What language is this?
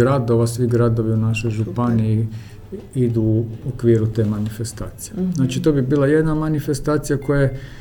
Croatian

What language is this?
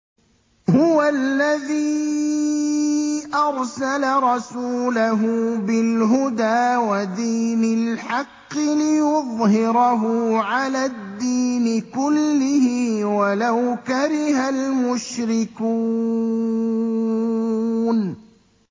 Arabic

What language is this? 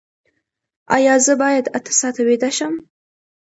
Pashto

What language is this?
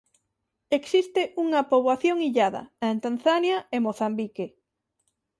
Galician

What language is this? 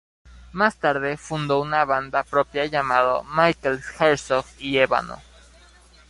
Spanish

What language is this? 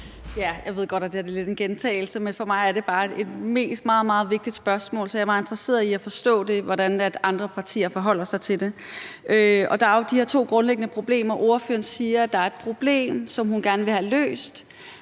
Danish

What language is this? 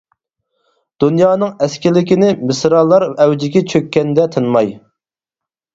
Uyghur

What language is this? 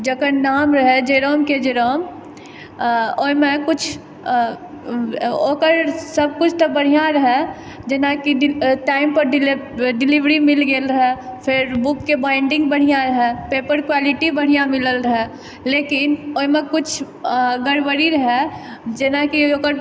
Maithili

